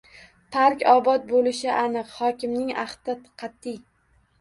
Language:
Uzbek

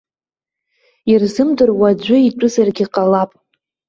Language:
Abkhazian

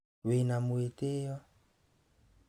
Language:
Kikuyu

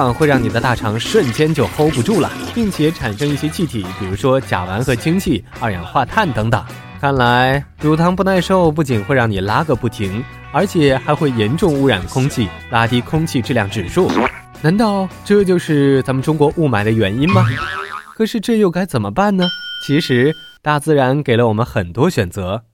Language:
Chinese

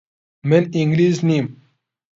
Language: Central Kurdish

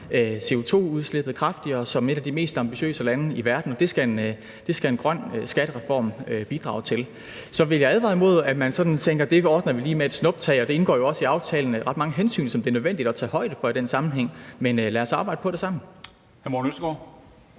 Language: Danish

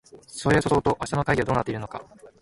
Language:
Japanese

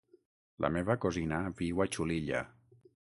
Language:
Catalan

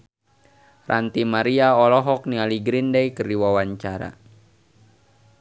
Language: Sundanese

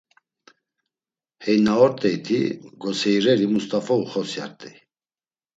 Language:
Laz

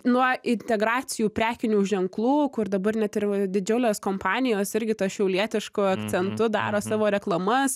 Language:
Lithuanian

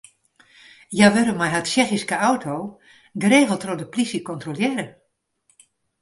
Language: Western Frisian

